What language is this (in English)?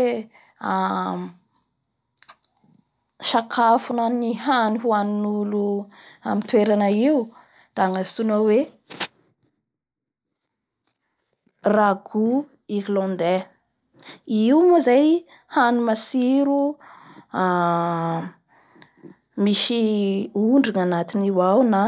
Bara Malagasy